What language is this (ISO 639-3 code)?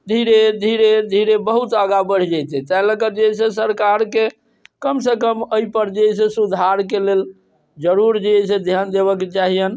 mai